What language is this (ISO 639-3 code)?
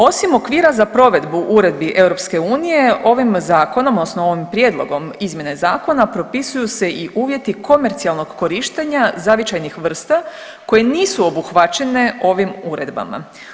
hrv